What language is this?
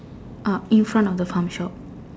English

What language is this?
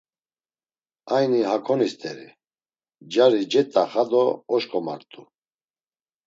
Laz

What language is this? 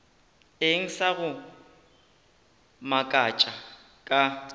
Northern Sotho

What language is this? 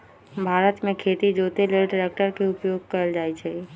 Magahi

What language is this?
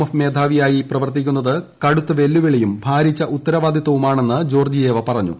Malayalam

